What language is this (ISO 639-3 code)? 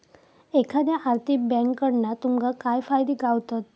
mar